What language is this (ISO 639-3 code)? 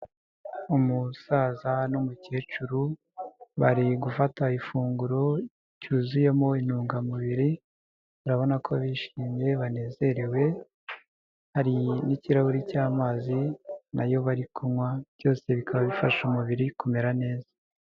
kin